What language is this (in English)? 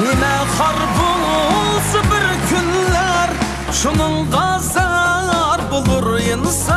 Turkish